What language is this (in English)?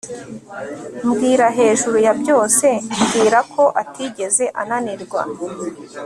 Kinyarwanda